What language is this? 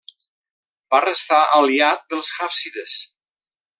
Catalan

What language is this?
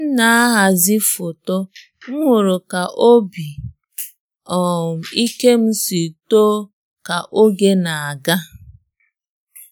Igbo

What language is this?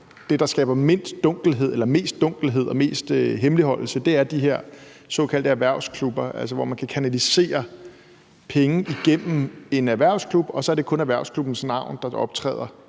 Danish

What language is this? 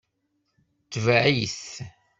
Kabyle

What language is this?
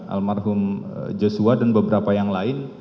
Indonesian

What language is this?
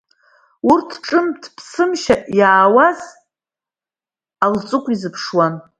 Abkhazian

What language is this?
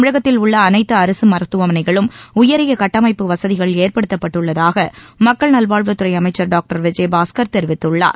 Tamil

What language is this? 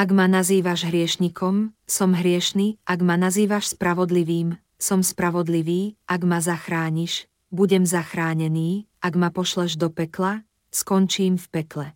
Slovak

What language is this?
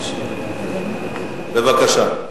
Hebrew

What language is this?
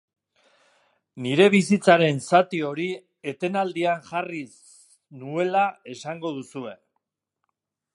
Basque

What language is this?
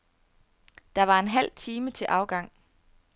Danish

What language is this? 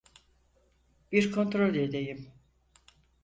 Turkish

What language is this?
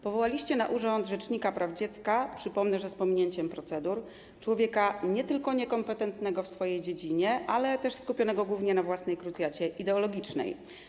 Polish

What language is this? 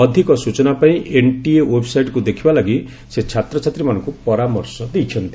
Odia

